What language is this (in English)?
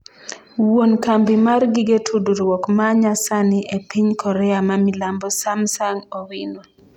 Luo (Kenya and Tanzania)